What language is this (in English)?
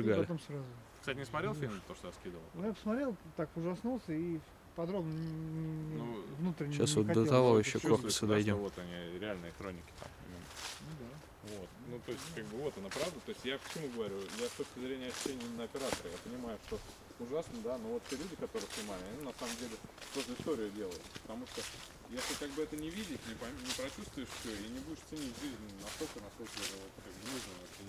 Russian